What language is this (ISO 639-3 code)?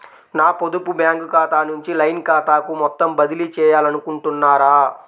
tel